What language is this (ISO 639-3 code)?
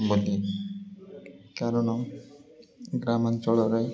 ori